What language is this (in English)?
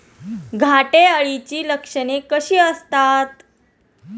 Marathi